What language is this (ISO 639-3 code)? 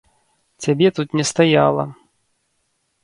bel